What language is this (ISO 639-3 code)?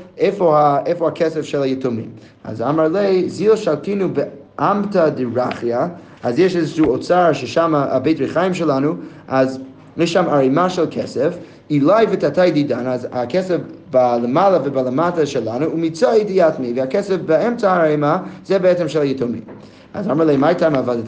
heb